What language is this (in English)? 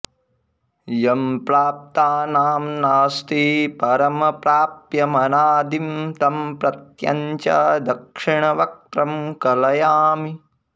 Sanskrit